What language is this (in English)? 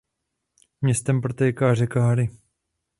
Czech